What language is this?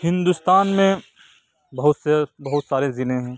Urdu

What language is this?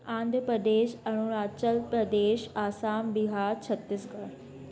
Sindhi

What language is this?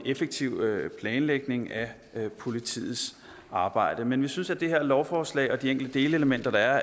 Danish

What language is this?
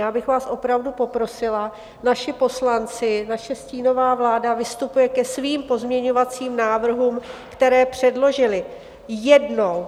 Czech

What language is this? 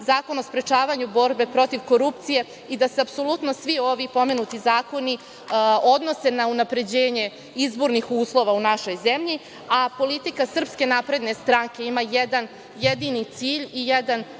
Serbian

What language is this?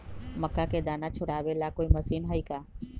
Magahi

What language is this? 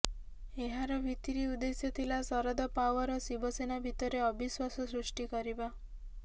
Odia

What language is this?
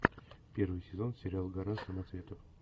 Russian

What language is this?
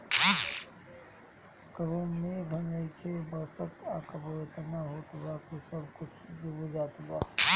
Bhojpuri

